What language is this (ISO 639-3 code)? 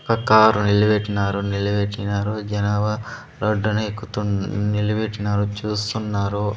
tel